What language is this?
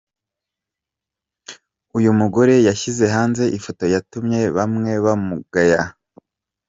Kinyarwanda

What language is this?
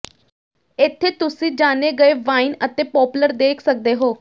Punjabi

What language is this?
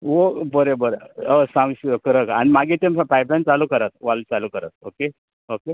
Konkani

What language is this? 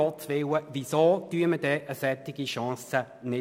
Swiss German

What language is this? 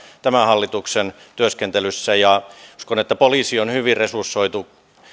Finnish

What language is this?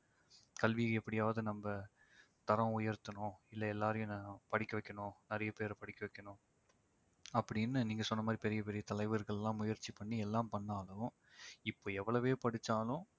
Tamil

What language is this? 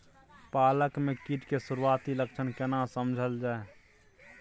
Maithili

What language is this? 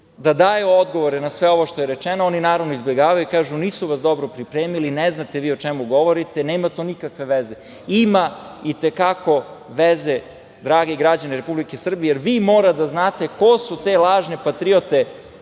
Serbian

